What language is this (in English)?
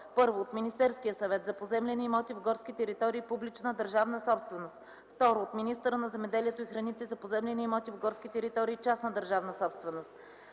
Bulgarian